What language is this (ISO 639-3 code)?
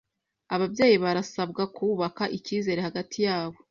kin